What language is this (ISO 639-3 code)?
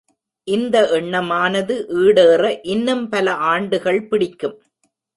tam